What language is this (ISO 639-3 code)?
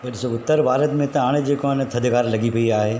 snd